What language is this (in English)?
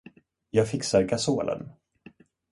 Swedish